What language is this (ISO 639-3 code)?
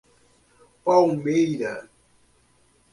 por